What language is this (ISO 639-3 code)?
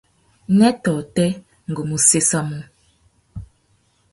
bag